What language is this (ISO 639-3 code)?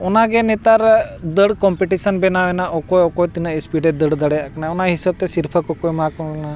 sat